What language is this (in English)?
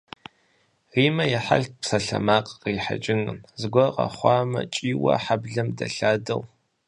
Kabardian